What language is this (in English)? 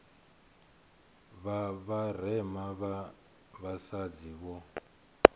Venda